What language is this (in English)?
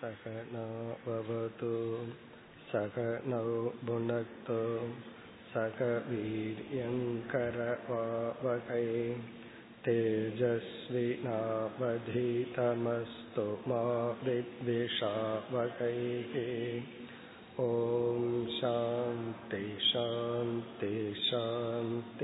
Tamil